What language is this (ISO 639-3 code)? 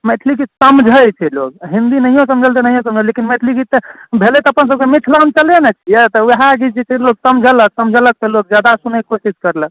mai